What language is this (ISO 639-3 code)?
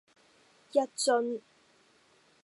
yue